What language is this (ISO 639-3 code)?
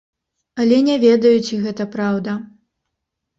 bel